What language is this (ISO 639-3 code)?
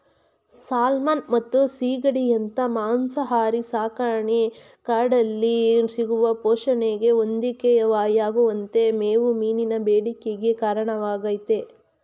kan